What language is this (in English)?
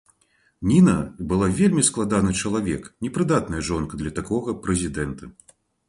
Belarusian